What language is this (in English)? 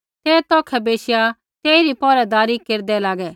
Kullu Pahari